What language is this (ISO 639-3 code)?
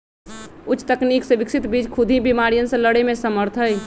mag